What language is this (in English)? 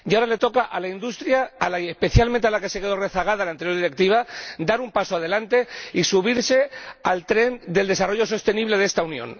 Spanish